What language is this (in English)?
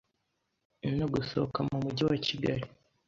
Kinyarwanda